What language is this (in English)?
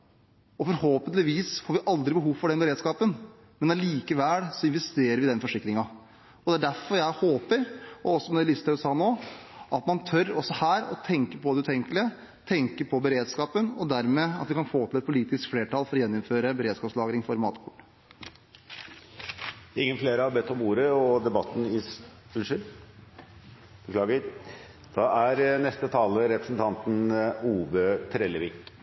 Norwegian